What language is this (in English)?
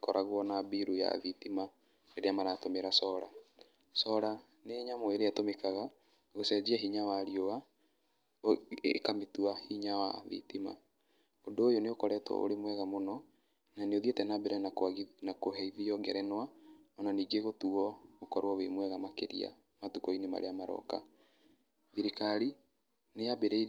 Kikuyu